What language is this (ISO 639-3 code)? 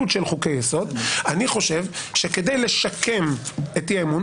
heb